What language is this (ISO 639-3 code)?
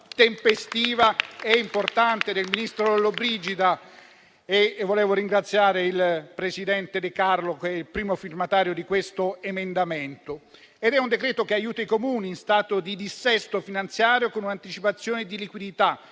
ita